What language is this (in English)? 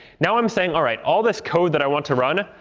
English